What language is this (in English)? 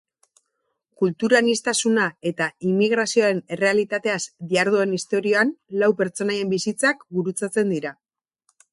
Basque